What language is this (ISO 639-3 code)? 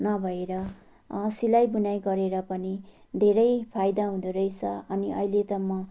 nep